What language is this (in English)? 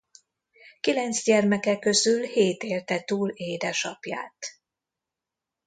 Hungarian